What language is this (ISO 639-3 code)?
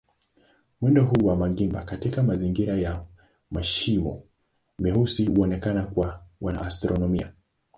swa